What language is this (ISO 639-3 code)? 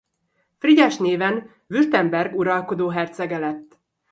hun